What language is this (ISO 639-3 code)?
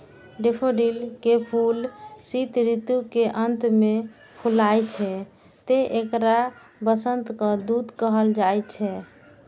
mai